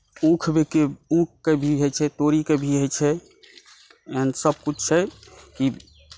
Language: Maithili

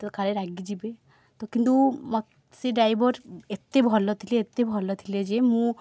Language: Odia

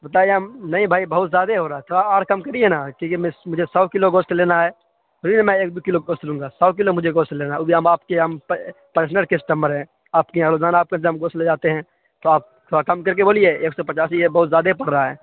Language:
Urdu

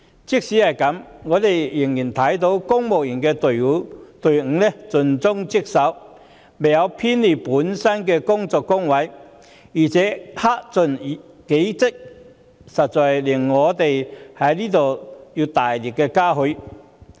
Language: Cantonese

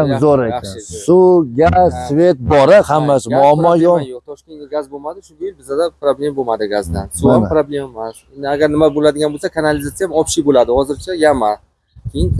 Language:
Turkish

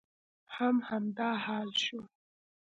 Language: Pashto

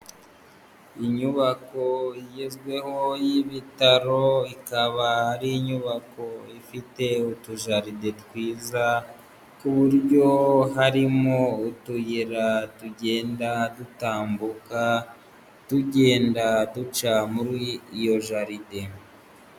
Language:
Kinyarwanda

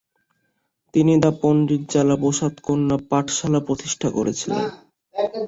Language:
Bangla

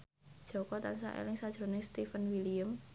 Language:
Javanese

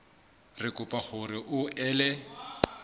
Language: Southern Sotho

